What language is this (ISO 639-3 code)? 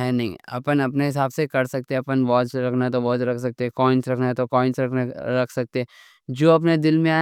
dcc